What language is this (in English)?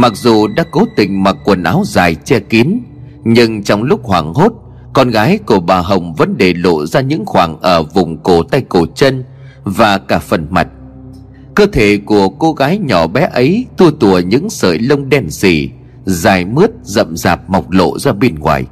Vietnamese